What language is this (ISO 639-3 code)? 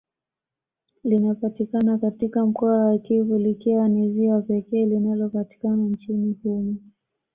swa